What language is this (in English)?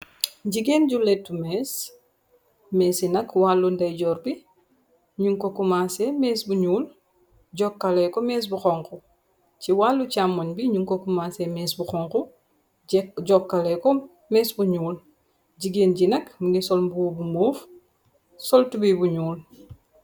Wolof